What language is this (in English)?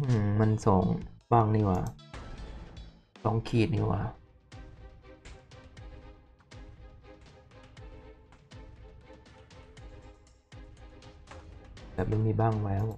Thai